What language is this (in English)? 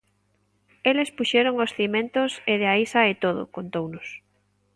Galician